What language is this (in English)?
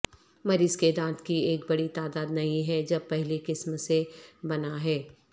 Urdu